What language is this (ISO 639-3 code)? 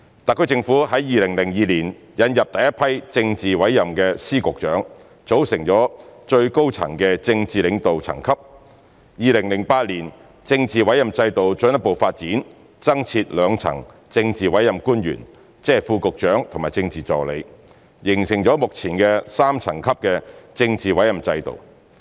yue